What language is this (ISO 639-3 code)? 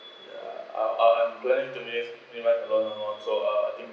eng